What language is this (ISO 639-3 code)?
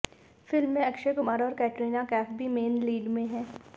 hin